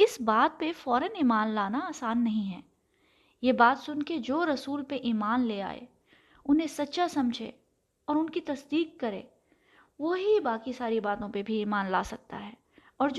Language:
Urdu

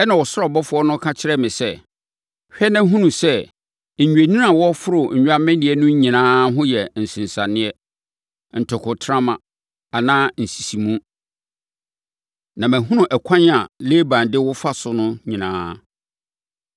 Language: Akan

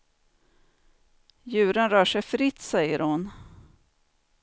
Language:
Swedish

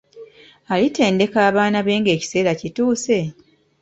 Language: Ganda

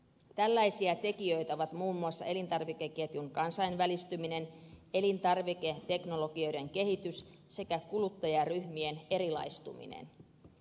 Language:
Finnish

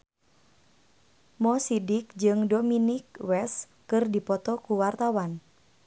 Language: Sundanese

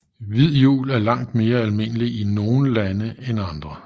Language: Danish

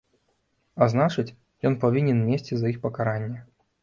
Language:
Belarusian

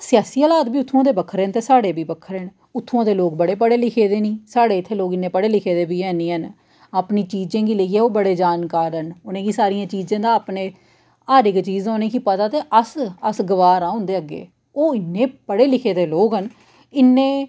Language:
Dogri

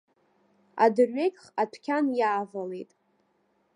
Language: Abkhazian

